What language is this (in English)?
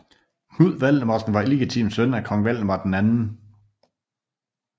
Danish